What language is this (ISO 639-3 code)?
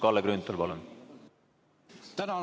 est